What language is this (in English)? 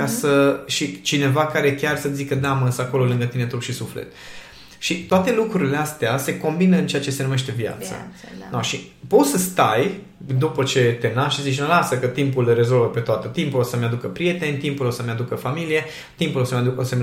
Romanian